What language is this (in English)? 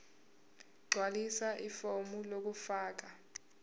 Zulu